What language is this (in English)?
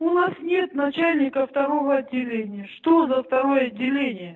Russian